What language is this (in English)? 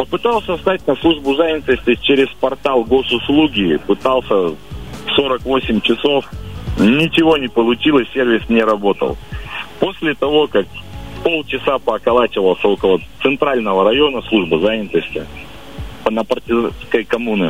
Russian